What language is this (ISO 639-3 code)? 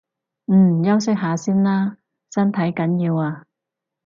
yue